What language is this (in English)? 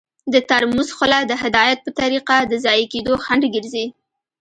Pashto